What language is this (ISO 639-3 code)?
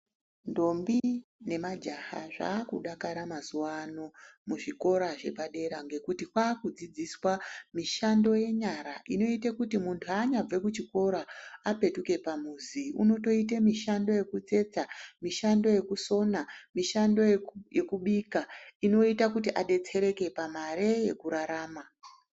ndc